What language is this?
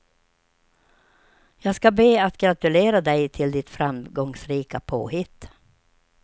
Swedish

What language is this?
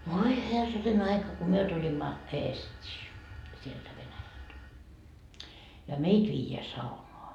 Finnish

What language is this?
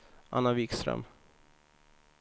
Swedish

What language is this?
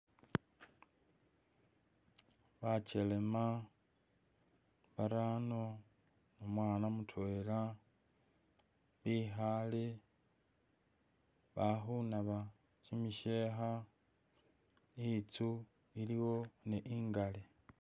Masaaba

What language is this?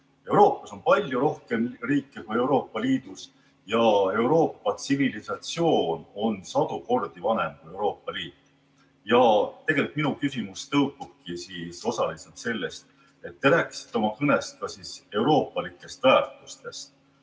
Estonian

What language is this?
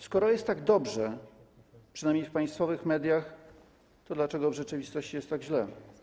Polish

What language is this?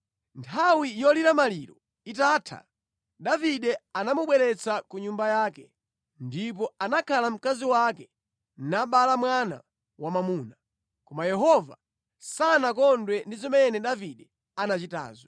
Nyanja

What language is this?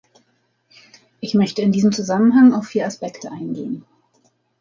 German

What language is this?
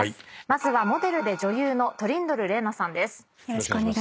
Japanese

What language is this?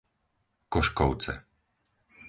Slovak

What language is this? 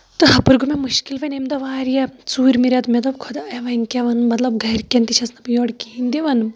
Kashmiri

